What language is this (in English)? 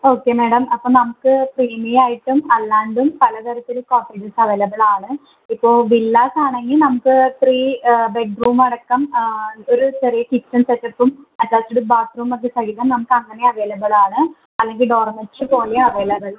Malayalam